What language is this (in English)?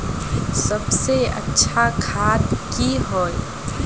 Magahi